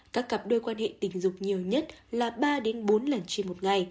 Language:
Vietnamese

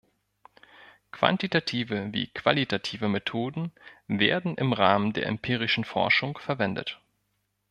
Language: German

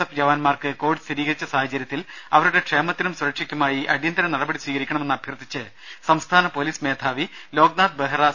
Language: Malayalam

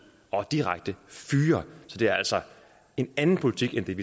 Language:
Danish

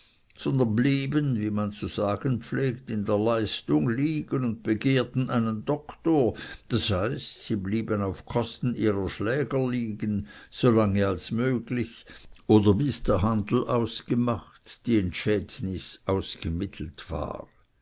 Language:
German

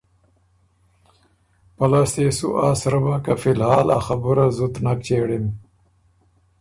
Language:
Ormuri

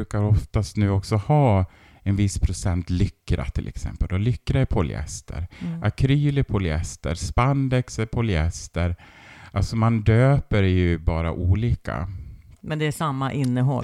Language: Swedish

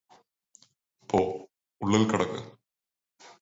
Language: Malayalam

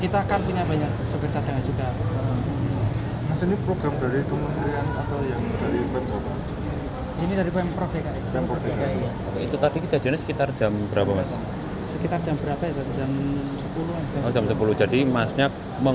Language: Indonesian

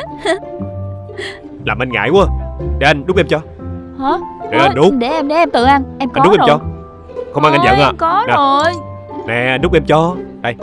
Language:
Vietnamese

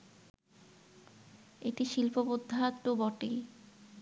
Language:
Bangla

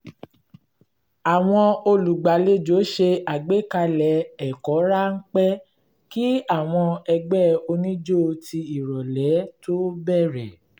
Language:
Yoruba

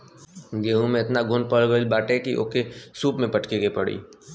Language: Bhojpuri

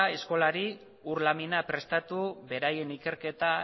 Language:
Basque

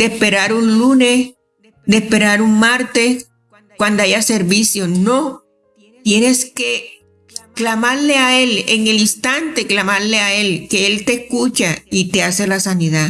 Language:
Spanish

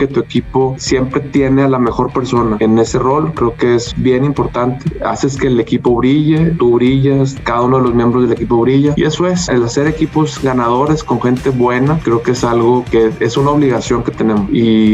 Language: Spanish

